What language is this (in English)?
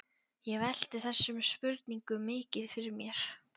Icelandic